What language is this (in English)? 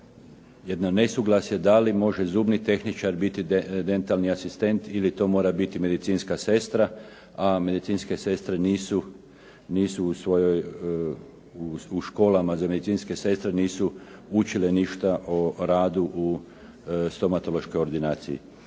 Croatian